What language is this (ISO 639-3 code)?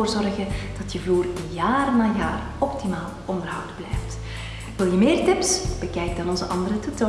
nld